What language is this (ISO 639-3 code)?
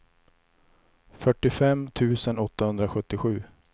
swe